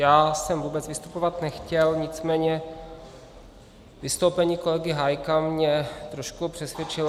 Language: Czech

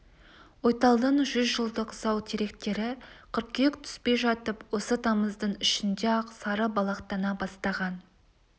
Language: Kazakh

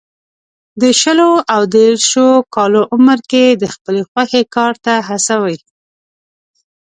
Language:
Pashto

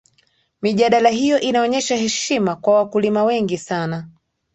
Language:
Swahili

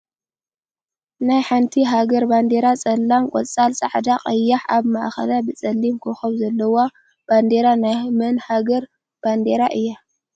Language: Tigrinya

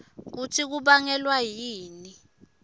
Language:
Swati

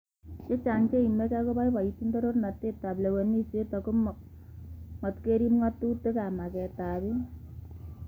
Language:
Kalenjin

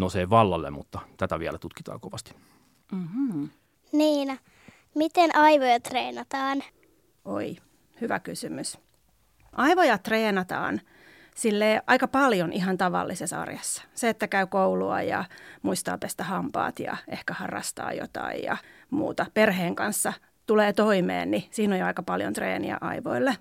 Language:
Finnish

